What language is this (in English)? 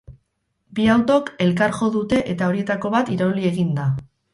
Basque